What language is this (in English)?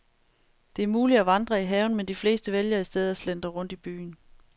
Danish